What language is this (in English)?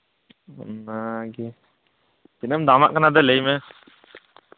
Santali